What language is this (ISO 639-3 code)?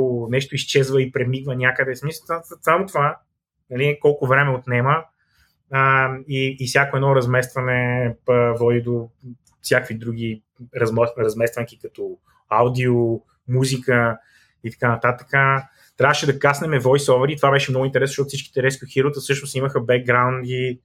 bul